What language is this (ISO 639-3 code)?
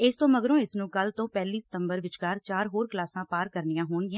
pan